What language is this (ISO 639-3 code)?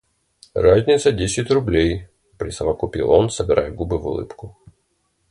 rus